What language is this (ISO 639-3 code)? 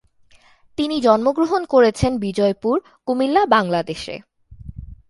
ben